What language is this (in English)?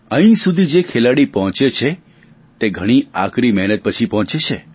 Gujarati